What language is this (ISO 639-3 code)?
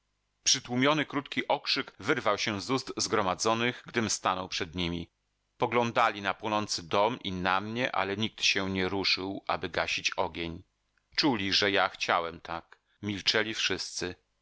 pol